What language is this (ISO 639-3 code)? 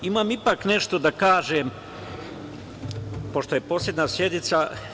srp